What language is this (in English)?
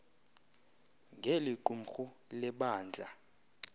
Xhosa